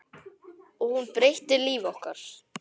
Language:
Icelandic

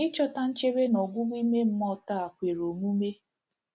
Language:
Igbo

